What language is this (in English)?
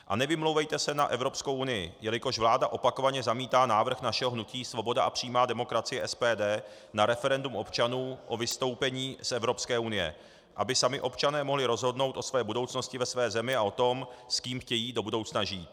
Czech